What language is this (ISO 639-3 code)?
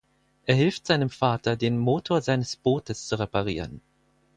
deu